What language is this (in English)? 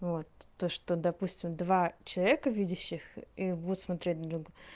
Russian